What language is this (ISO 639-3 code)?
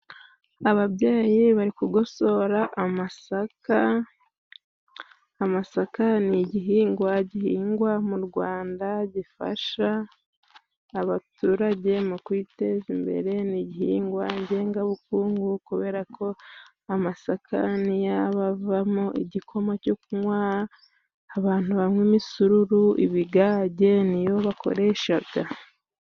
kin